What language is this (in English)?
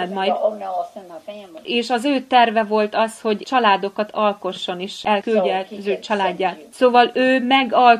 Hungarian